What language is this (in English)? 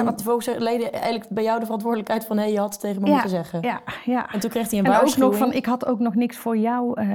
Dutch